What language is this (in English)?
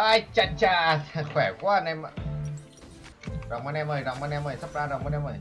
Vietnamese